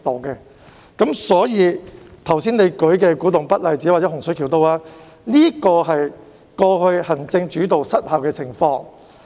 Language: Cantonese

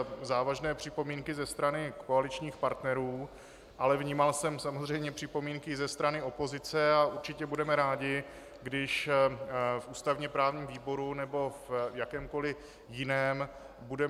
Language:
Czech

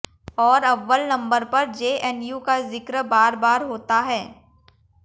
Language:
Hindi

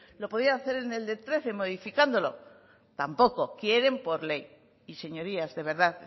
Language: Spanish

